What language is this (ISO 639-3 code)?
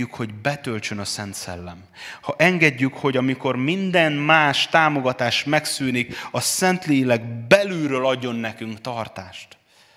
hun